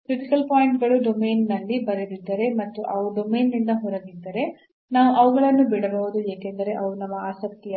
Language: Kannada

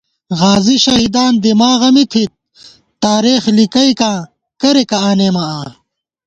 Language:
Gawar-Bati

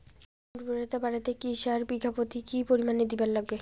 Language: Bangla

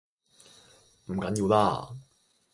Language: Cantonese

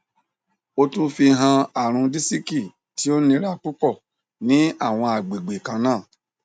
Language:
Yoruba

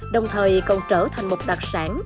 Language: Vietnamese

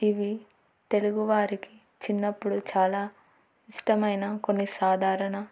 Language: Telugu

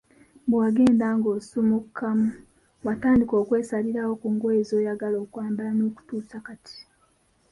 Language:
Ganda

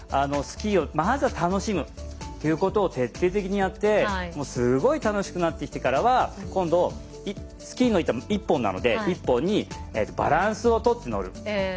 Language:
Japanese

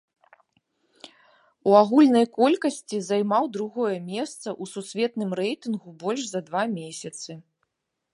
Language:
Belarusian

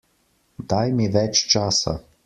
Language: Slovenian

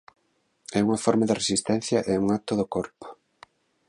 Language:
Galician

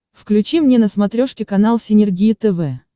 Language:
Russian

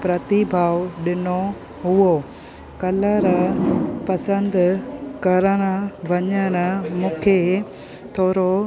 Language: Sindhi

